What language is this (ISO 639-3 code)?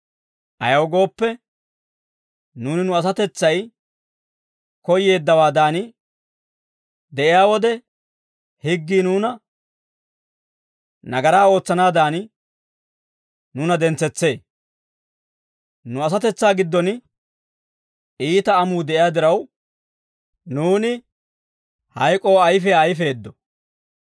dwr